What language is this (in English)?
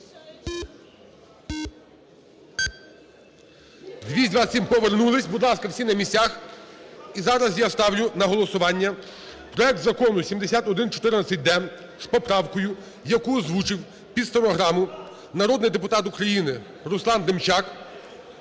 Ukrainian